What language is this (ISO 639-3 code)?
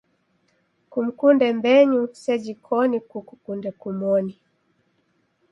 dav